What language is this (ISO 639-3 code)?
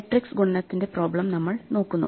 mal